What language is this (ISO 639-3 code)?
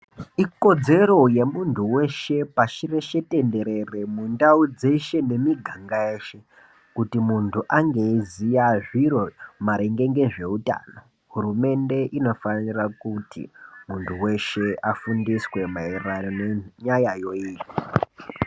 ndc